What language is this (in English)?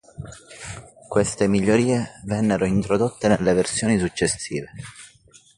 Italian